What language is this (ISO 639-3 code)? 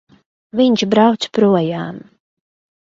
lav